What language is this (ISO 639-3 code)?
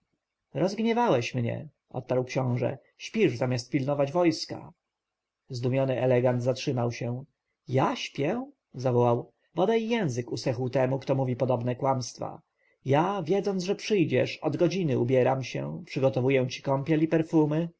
pol